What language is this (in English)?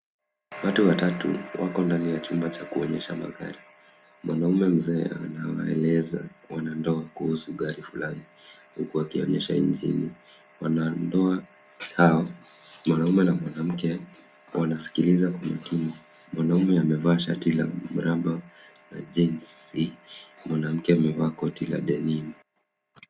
Swahili